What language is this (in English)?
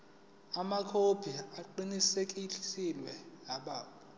Zulu